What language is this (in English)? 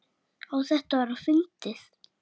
Icelandic